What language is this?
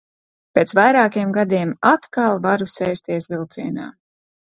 Latvian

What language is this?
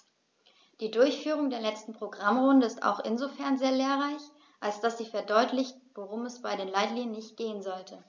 German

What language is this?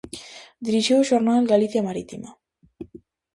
Galician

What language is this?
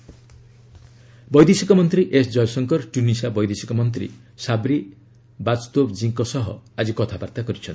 Odia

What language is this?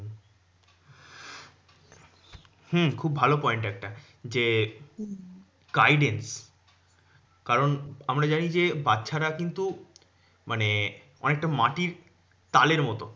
Bangla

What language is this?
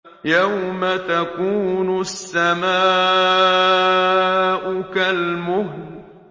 Arabic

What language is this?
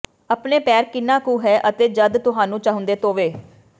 Punjabi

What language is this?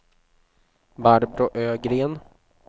Swedish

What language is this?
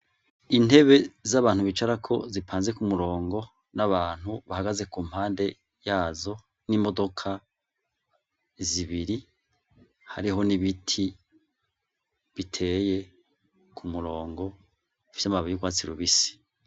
Rundi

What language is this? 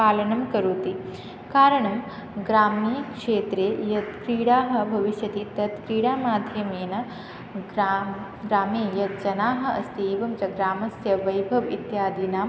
Sanskrit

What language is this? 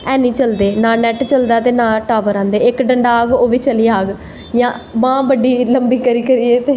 Dogri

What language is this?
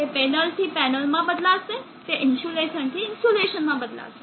Gujarati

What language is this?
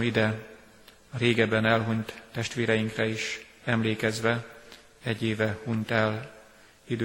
Hungarian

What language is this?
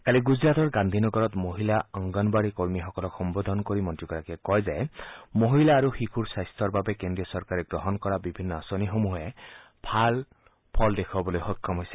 Assamese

